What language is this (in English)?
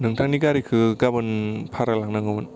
Bodo